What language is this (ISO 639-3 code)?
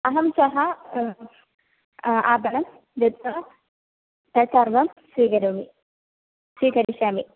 san